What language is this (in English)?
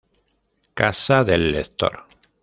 Spanish